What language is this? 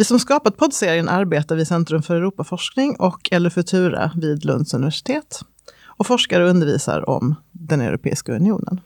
Swedish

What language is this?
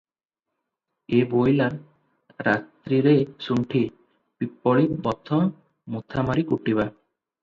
Odia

